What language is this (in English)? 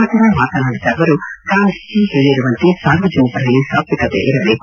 Kannada